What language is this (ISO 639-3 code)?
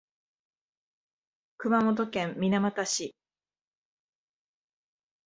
jpn